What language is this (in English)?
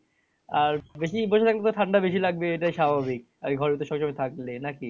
Bangla